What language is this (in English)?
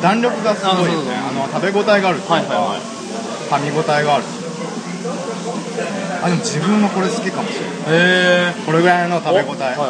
Japanese